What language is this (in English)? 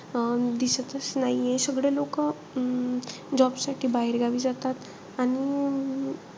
Marathi